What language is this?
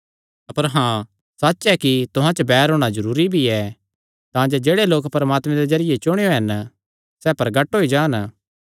Kangri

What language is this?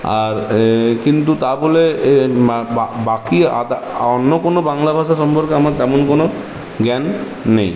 Bangla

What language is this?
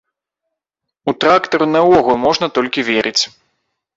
Belarusian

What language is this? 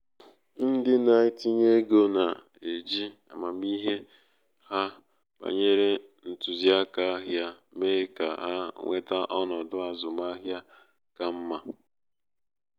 Igbo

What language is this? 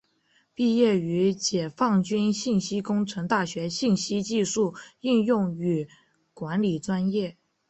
Chinese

